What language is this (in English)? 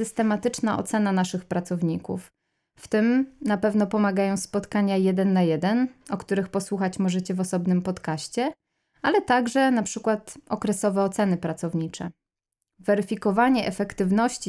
Polish